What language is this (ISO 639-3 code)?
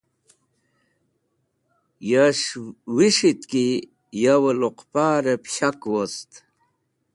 wbl